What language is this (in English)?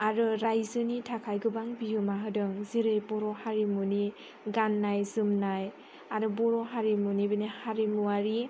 Bodo